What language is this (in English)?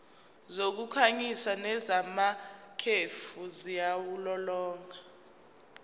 Zulu